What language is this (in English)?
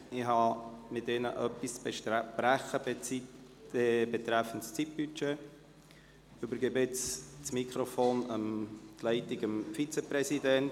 Swiss German